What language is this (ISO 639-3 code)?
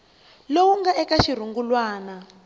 tso